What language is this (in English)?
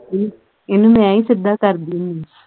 Punjabi